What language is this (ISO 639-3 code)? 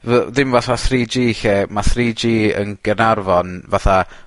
cym